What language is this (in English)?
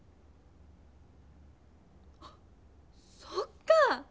Japanese